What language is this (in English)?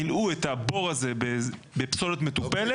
Hebrew